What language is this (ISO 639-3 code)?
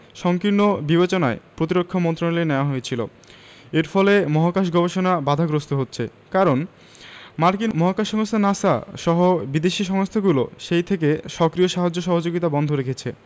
ben